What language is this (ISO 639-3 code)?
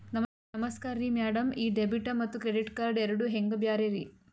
kan